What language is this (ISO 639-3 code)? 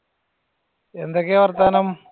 mal